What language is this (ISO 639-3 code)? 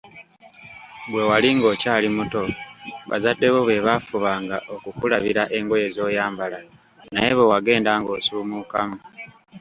lug